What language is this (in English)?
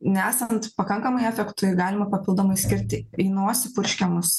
Lithuanian